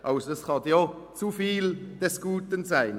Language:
Swiss German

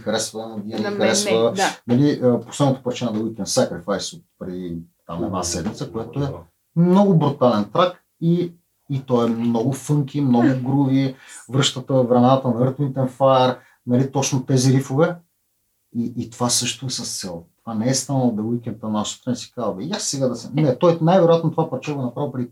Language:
Bulgarian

